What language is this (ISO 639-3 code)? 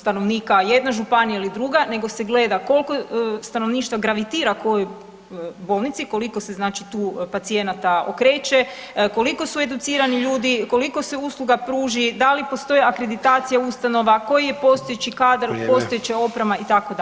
hrv